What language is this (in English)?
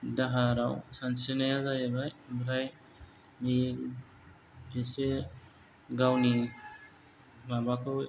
Bodo